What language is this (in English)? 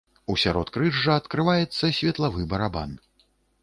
Belarusian